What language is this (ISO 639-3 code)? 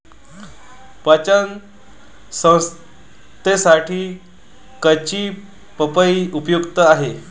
mar